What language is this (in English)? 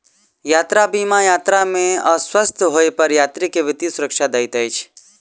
Maithili